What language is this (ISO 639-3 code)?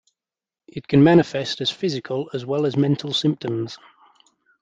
eng